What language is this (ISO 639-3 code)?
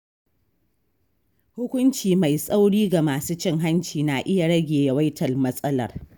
hau